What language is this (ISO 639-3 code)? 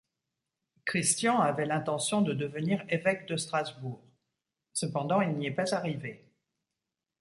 fra